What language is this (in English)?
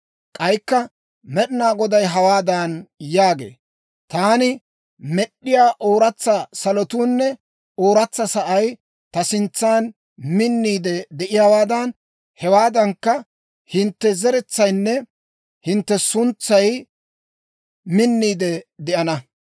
Dawro